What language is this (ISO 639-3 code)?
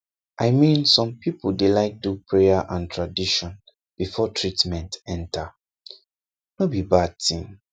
pcm